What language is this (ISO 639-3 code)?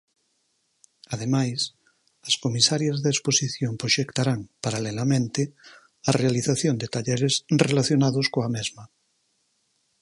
glg